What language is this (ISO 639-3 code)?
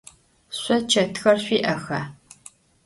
ady